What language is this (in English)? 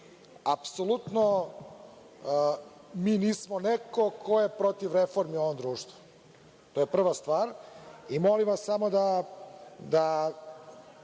Serbian